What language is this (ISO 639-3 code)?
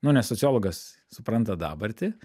lit